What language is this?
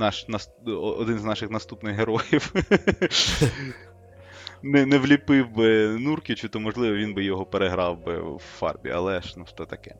Ukrainian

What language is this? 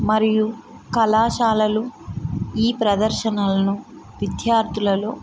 Telugu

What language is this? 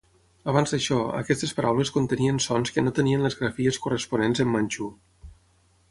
Catalan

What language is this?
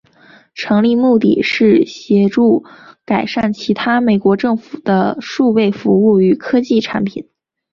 Chinese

